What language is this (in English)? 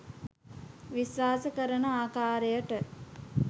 Sinhala